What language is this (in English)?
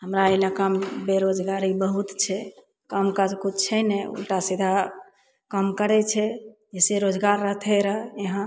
Maithili